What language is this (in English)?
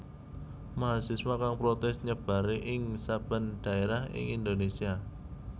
Javanese